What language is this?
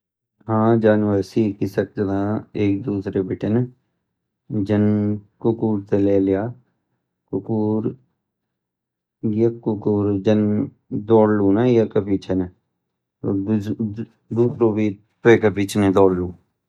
Garhwali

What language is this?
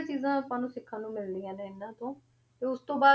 Punjabi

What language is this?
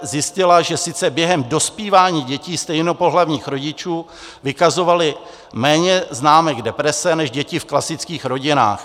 Czech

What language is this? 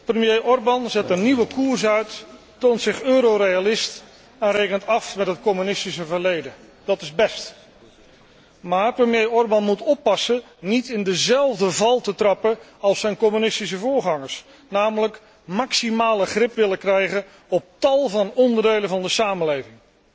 Dutch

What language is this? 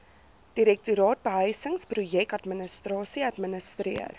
Afrikaans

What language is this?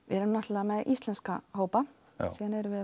Icelandic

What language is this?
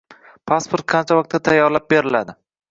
Uzbek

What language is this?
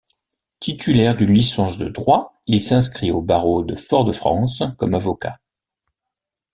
French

